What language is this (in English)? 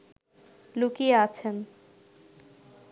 Bangla